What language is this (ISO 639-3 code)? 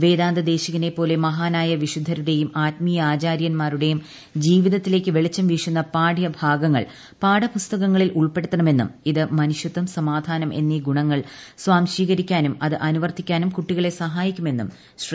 mal